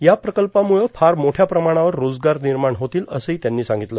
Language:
Marathi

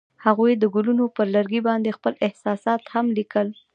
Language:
Pashto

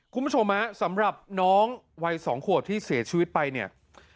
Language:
Thai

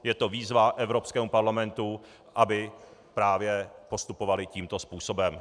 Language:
Czech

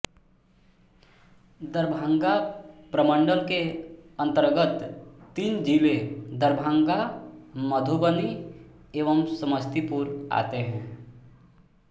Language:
Hindi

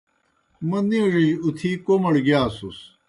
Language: Kohistani Shina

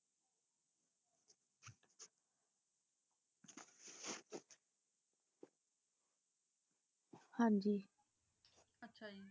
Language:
Punjabi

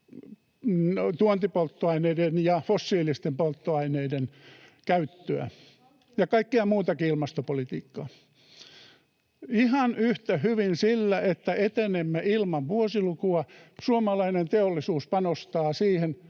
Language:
Finnish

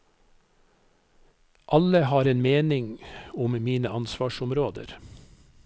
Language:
Norwegian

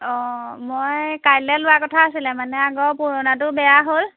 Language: Assamese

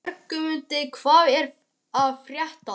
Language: Icelandic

